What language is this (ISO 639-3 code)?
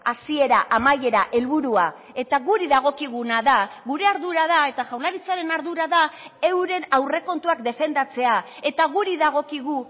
eus